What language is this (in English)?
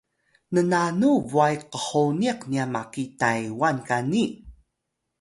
Atayal